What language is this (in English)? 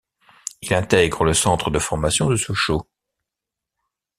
French